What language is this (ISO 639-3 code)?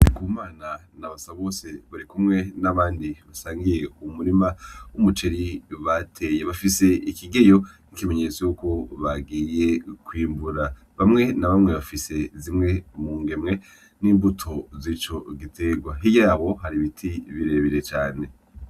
run